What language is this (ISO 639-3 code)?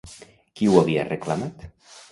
cat